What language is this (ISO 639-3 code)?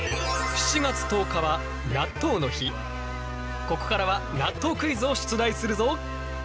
jpn